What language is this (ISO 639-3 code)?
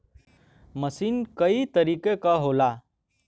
bho